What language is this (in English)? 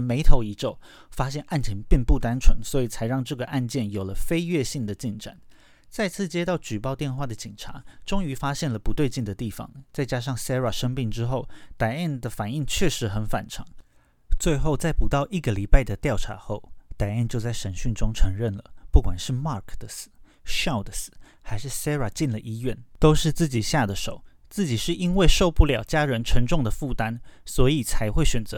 Chinese